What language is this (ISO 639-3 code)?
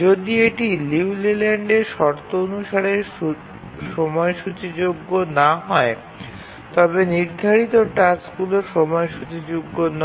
ben